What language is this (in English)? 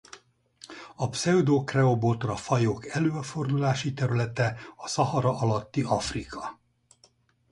Hungarian